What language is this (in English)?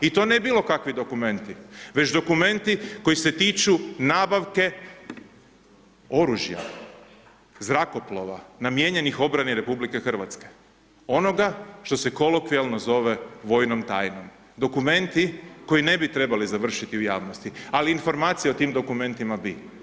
Croatian